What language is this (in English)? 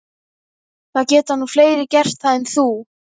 Icelandic